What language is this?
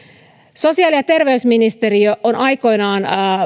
Finnish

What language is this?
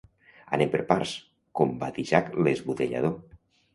Catalan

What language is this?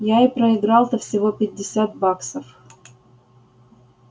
Russian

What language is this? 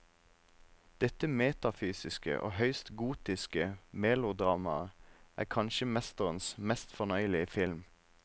Norwegian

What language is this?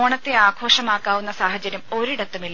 Malayalam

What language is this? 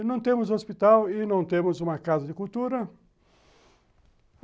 Portuguese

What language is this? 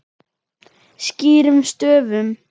Icelandic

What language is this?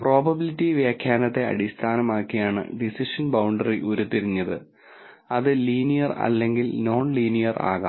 Malayalam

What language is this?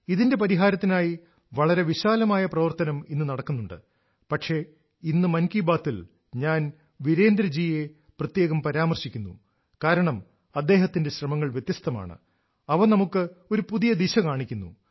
Malayalam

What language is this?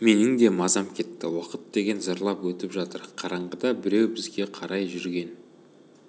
Kazakh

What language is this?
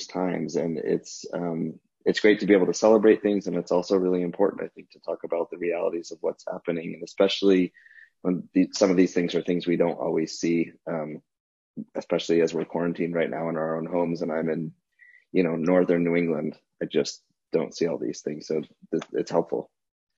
English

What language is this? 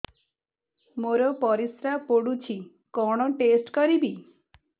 Odia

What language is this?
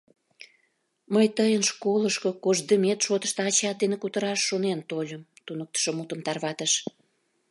Mari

